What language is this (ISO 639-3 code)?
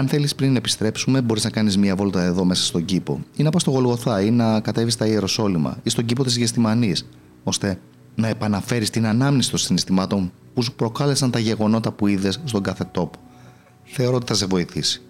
ell